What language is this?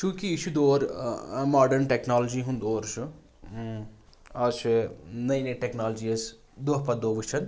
Kashmiri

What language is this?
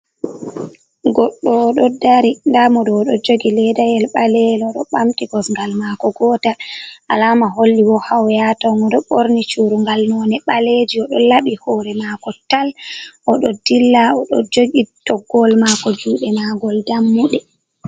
Fula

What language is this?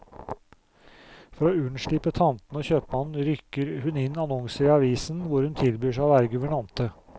Norwegian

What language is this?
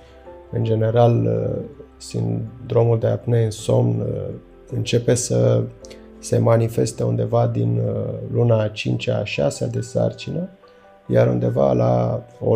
Romanian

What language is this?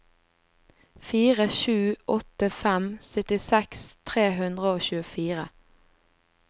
Norwegian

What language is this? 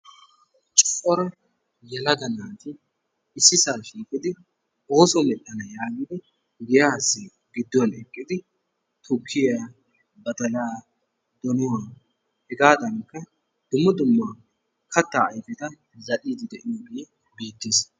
Wolaytta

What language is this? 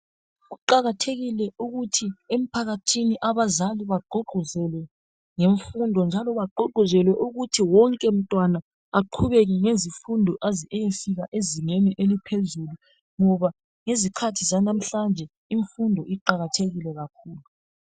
North Ndebele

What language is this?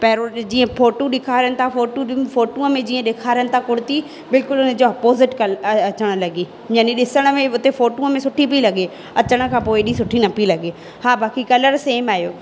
Sindhi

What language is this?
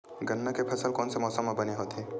Chhattisgarhi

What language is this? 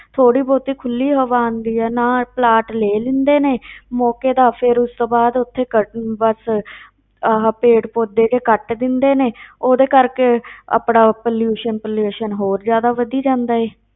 Punjabi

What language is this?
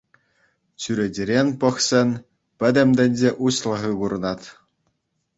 Chuvash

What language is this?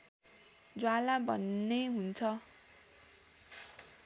Nepali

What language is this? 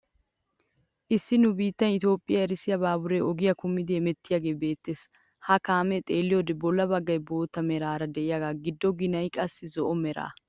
Wolaytta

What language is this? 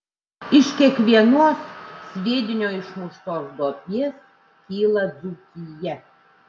Lithuanian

